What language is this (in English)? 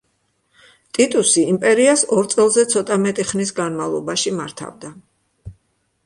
Georgian